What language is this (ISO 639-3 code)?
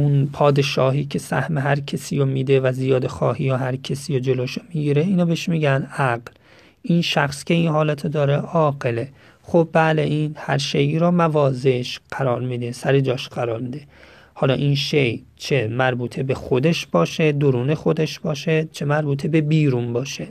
fas